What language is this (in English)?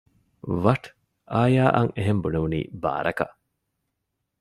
Divehi